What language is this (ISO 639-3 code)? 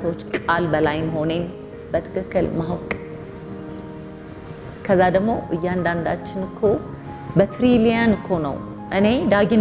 ara